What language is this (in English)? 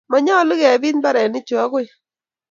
Kalenjin